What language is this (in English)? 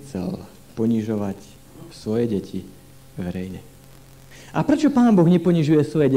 Slovak